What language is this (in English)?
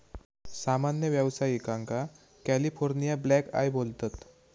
Marathi